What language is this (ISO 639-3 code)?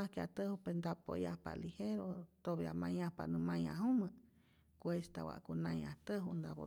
zor